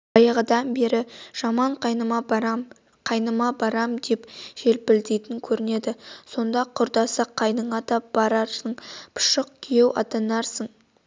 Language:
Kazakh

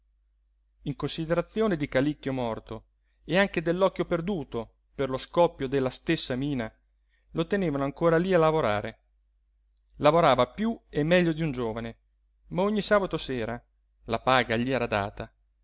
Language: Italian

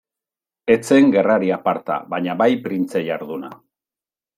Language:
Basque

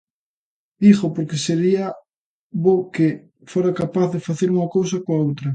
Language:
Galician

